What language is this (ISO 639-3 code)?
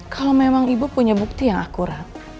ind